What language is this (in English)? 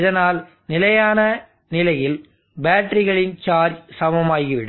Tamil